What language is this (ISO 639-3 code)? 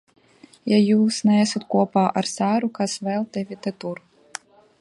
lav